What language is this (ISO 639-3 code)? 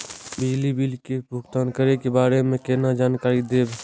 mai